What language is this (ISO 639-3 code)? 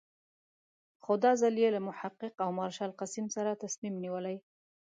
pus